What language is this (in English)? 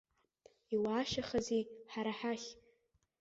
Abkhazian